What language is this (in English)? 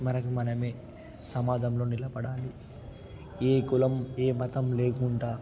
Telugu